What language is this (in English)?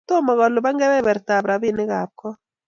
Kalenjin